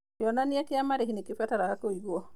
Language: Kikuyu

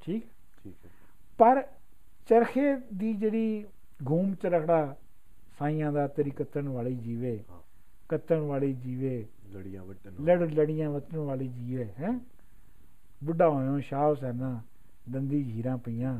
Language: Punjabi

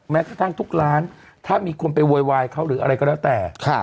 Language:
Thai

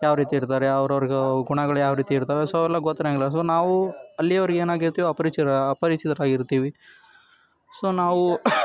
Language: Kannada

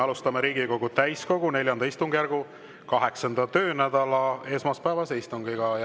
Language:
Estonian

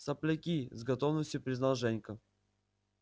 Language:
Russian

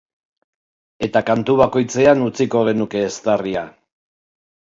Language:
Basque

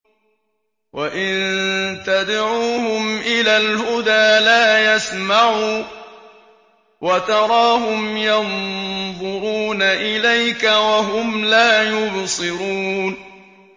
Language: Arabic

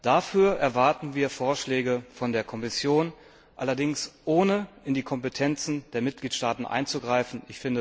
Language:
German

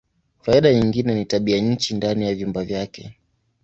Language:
Swahili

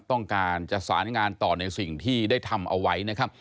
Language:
Thai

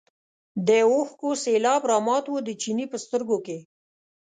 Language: Pashto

